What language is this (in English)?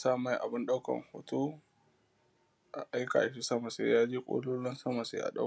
Hausa